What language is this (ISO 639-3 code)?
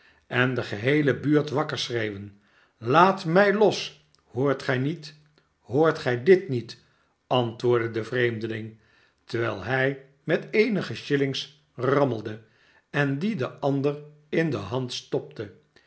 nld